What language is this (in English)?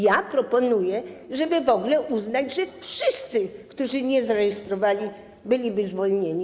Polish